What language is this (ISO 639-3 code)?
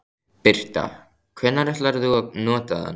isl